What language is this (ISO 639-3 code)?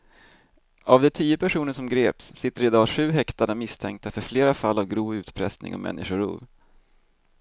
swe